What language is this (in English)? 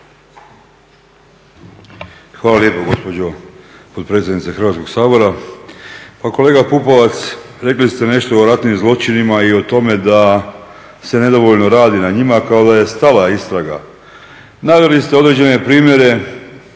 Croatian